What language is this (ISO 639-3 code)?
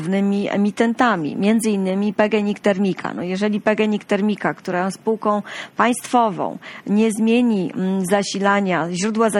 pol